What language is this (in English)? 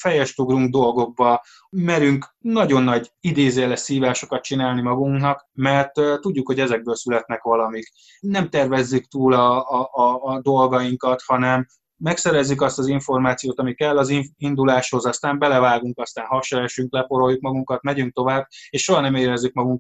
Hungarian